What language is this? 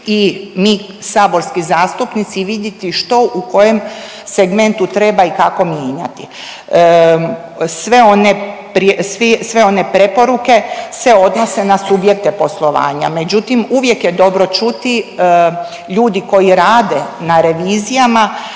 Croatian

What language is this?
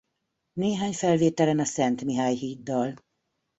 Hungarian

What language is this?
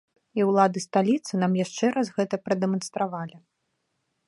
Belarusian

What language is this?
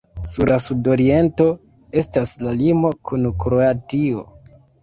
Esperanto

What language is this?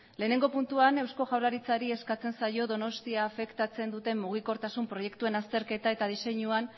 Basque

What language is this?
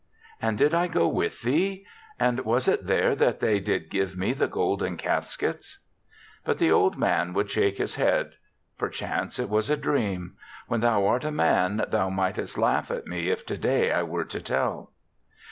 English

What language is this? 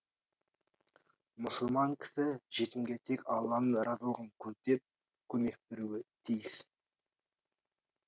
Kazakh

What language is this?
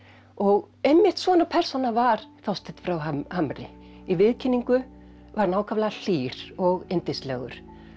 Icelandic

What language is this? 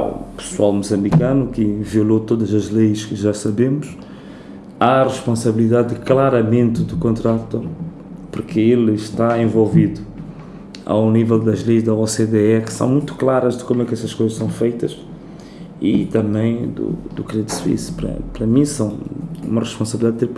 Portuguese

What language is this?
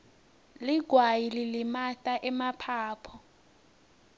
Swati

